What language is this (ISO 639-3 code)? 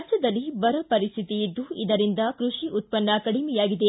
kan